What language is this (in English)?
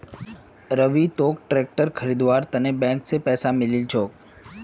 Magahi